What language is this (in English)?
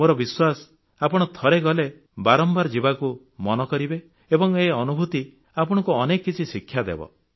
Odia